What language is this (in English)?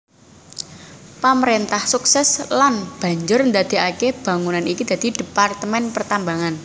Javanese